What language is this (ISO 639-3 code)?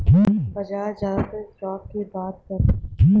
bho